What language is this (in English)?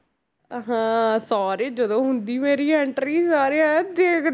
Punjabi